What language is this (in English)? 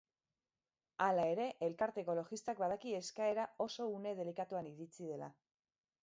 Basque